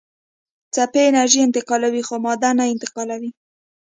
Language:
Pashto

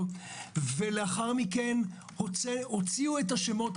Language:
Hebrew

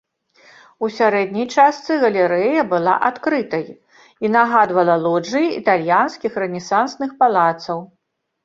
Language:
Belarusian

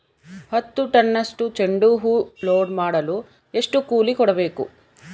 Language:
Kannada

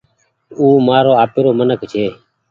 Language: Goaria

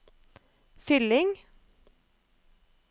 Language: Norwegian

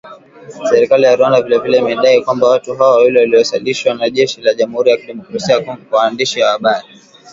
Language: Swahili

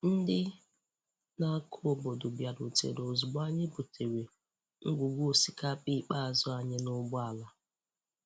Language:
Igbo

